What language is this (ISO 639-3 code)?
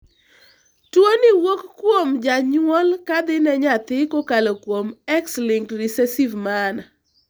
luo